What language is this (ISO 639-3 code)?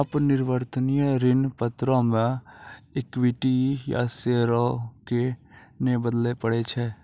mai